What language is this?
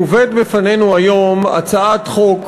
Hebrew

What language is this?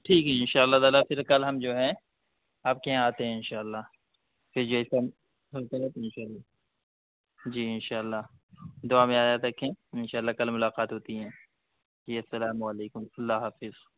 Urdu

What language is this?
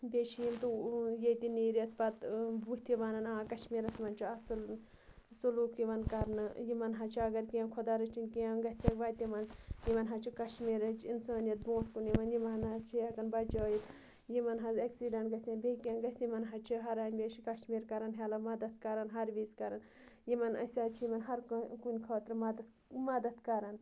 Kashmiri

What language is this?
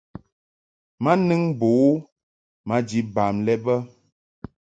Mungaka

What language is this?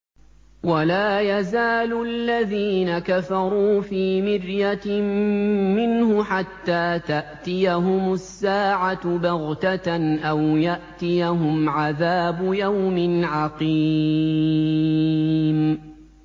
Arabic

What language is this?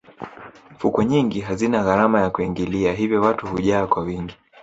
Swahili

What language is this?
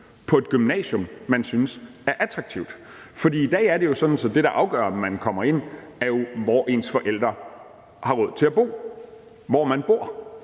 Danish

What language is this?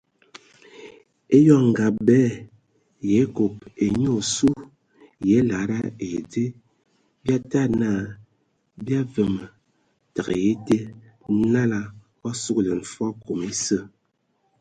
Ewondo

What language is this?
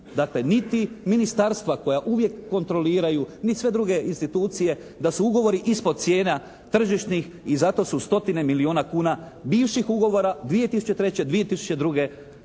Croatian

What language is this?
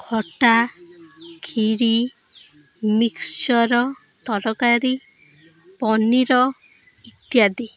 Odia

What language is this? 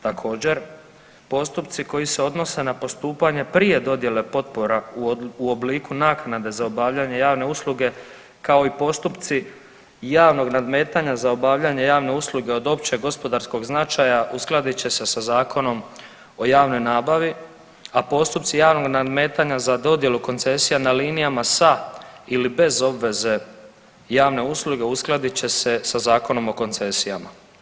Croatian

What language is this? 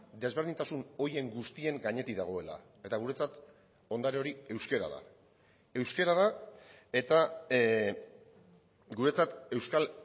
Basque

